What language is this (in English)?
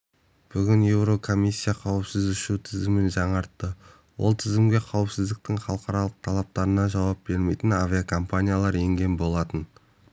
Kazakh